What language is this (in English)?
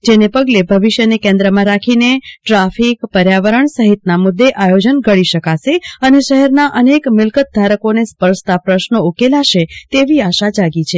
Gujarati